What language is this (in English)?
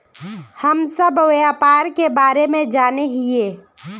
Magahi